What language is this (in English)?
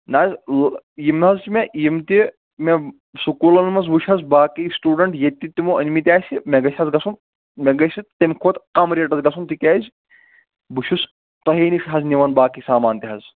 Kashmiri